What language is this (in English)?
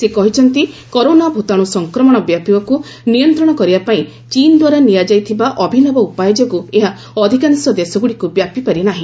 Odia